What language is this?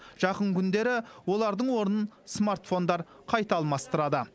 Kazakh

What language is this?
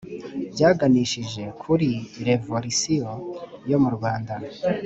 Kinyarwanda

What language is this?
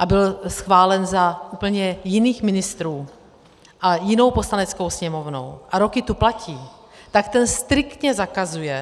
Czech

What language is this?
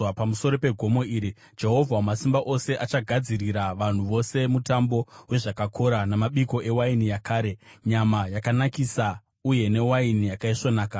Shona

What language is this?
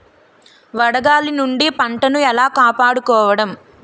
Telugu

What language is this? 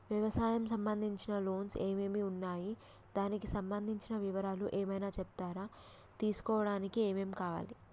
Telugu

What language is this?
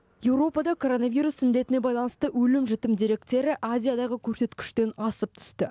Kazakh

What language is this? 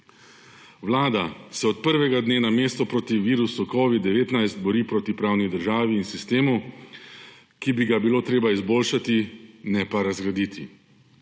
Slovenian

